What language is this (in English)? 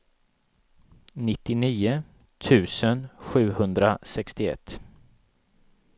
Swedish